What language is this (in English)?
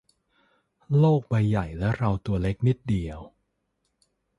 Thai